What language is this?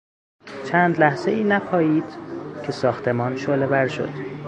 Persian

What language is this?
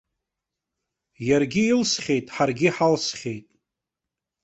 Abkhazian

